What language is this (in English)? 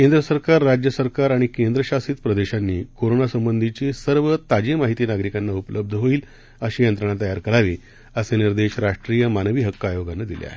Marathi